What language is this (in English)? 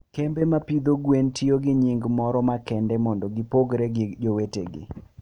Luo (Kenya and Tanzania)